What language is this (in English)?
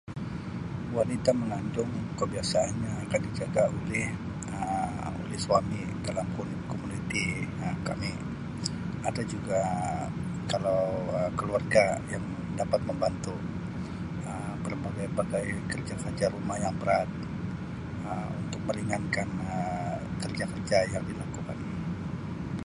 Sabah Malay